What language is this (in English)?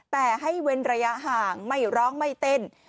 Thai